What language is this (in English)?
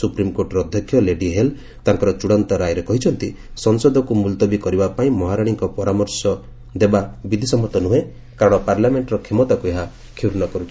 Odia